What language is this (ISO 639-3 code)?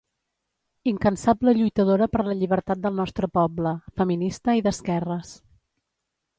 cat